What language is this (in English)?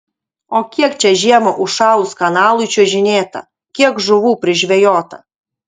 Lithuanian